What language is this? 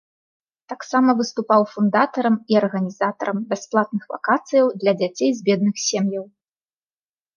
Belarusian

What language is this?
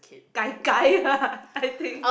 English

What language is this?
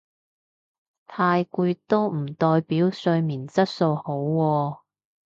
Cantonese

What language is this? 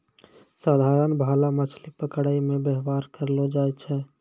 Maithili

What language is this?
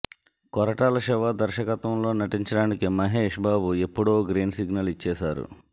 Telugu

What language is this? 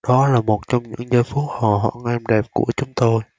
Vietnamese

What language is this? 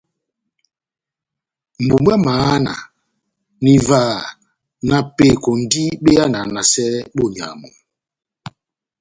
Batanga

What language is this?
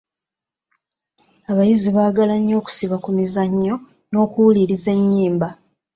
Ganda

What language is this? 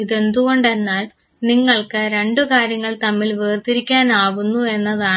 Malayalam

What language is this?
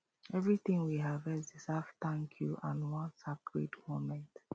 Nigerian Pidgin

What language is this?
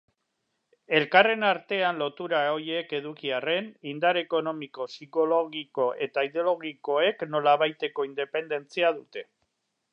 Basque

